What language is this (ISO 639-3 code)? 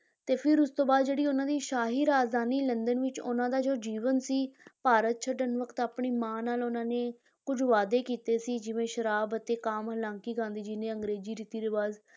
pan